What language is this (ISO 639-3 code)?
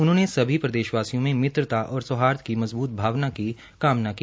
hin